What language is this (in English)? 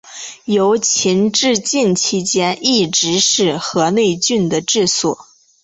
Chinese